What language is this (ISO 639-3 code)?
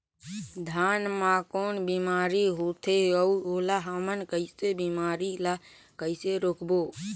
hne